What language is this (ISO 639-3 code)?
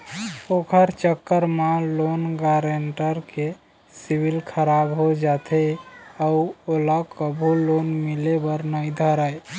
hne